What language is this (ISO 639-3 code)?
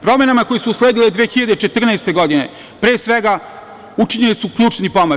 srp